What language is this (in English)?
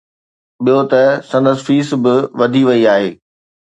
Sindhi